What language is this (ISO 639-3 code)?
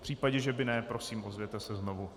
ces